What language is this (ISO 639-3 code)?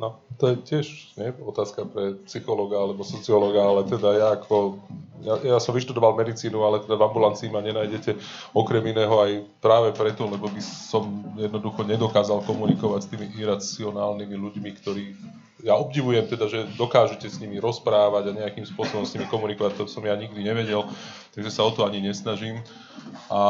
slk